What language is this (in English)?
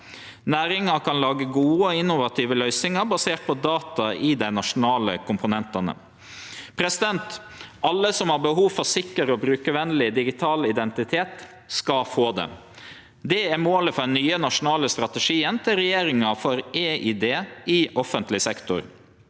Norwegian